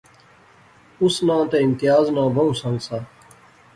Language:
Pahari-Potwari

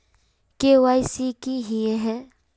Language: Magahi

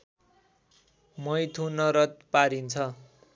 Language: Nepali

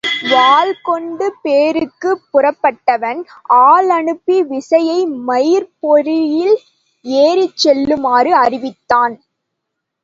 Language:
Tamil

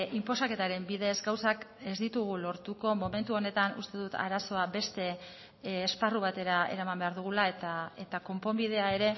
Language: Basque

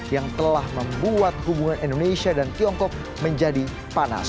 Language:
Indonesian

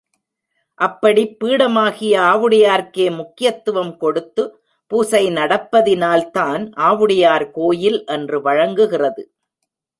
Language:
Tamil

